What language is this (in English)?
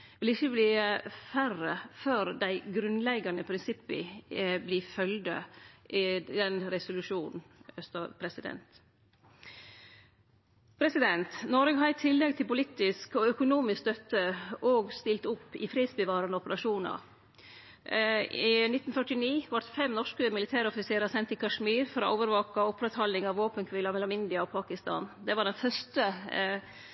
Norwegian Nynorsk